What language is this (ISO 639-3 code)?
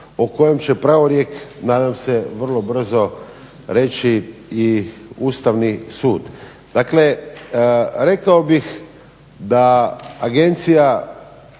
hrv